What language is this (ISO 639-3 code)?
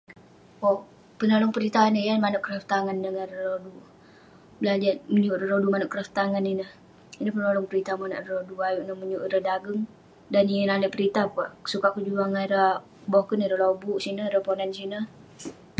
pne